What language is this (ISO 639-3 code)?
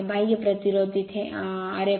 mar